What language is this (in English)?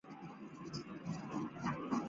Chinese